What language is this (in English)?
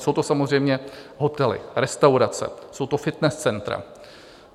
Czech